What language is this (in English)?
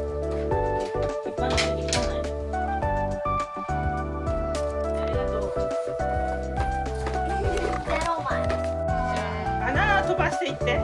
Japanese